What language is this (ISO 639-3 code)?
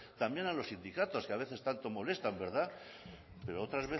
spa